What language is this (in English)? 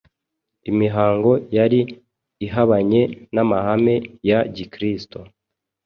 Kinyarwanda